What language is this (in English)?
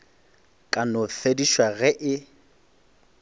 Northern Sotho